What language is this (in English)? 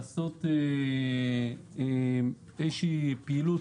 Hebrew